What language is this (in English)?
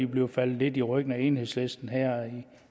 Danish